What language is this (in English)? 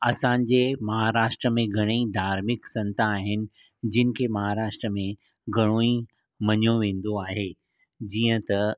Sindhi